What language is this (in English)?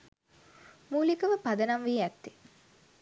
Sinhala